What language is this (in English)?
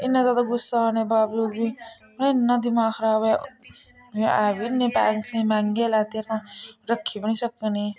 Dogri